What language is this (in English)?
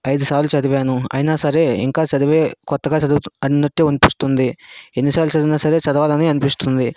Telugu